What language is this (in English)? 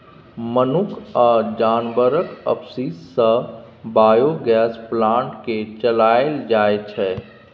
Maithili